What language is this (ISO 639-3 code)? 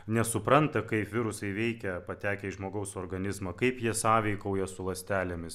lit